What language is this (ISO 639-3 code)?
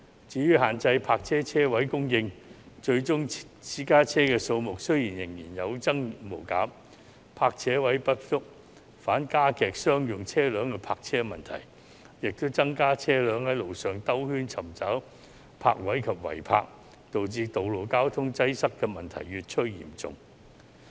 yue